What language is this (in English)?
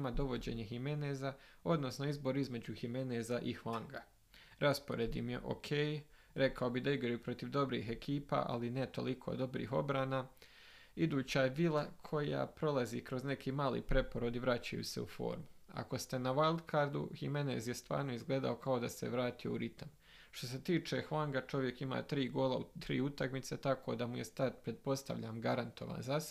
Croatian